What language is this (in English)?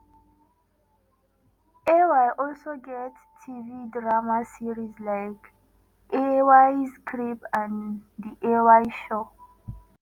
Nigerian Pidgin